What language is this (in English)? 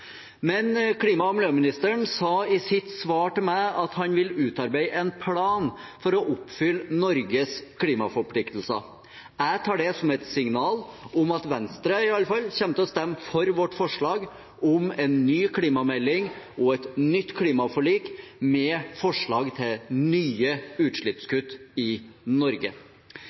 Norwegian Bokmål